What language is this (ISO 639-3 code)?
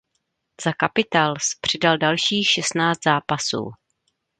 ces